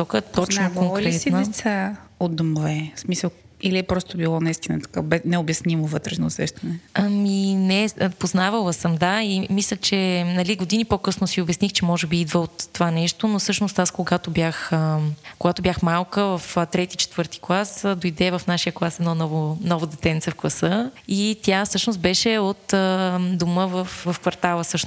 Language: Bulgarian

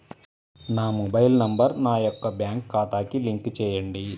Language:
Telugu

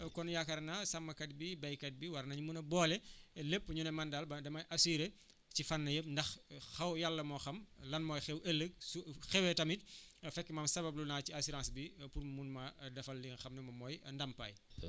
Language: Wolof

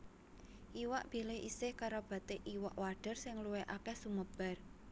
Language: Javanese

